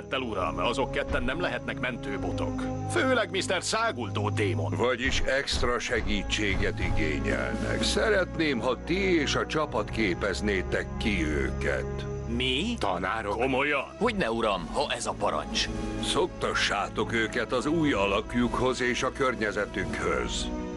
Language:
Hungarian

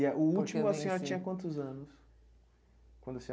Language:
Portuguese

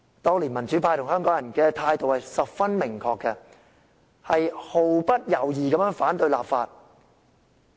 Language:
Cantonese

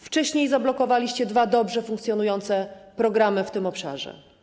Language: Polish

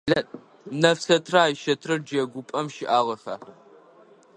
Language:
Adyghe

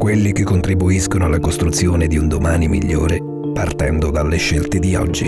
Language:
Italian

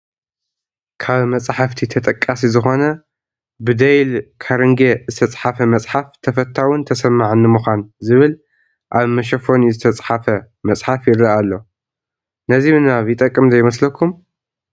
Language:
Tigrinya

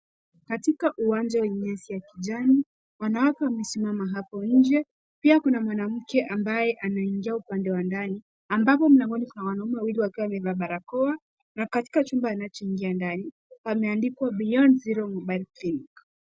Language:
Swahili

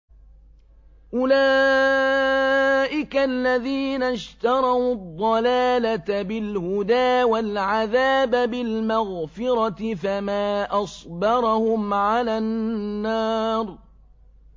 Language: Arabic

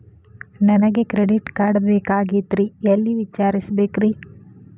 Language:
Kannada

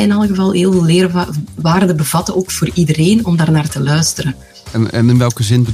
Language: Dutch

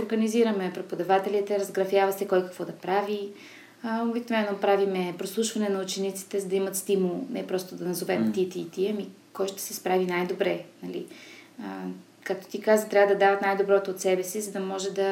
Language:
Bulgarian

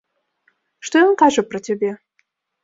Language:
Belarusian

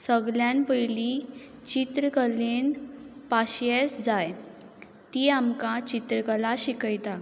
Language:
Konkani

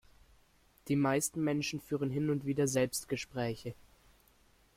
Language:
German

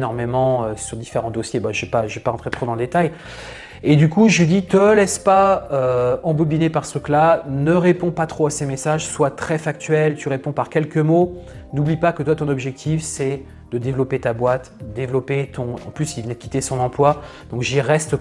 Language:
French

